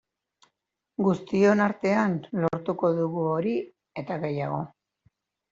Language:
Basque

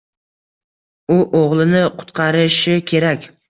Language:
Uzbek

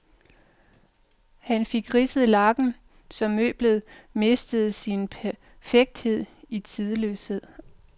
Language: Danish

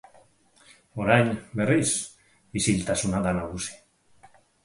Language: Basque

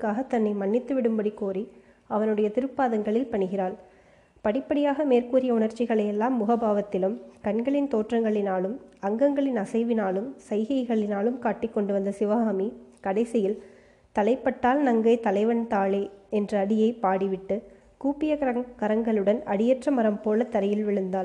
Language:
Tamil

